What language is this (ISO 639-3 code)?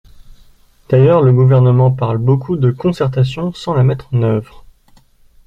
fra